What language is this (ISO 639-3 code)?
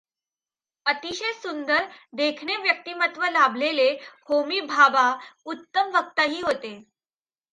mar